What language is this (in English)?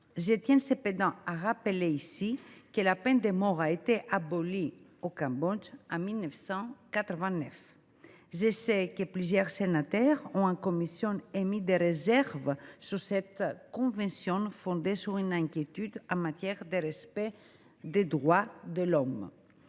French